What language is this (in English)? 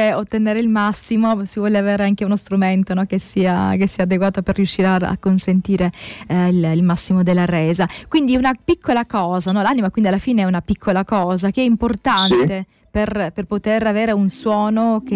Italian